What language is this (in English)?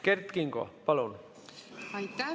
Estonian